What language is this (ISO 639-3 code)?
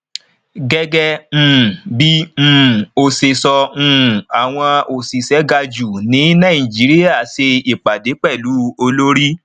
yor